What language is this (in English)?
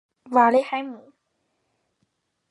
Chinese